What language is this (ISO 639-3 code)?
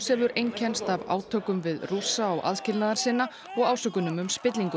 isl